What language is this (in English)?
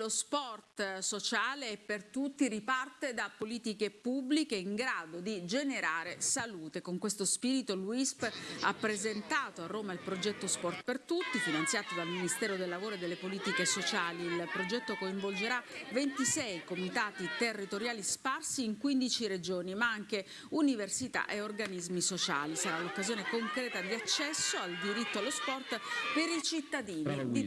Italian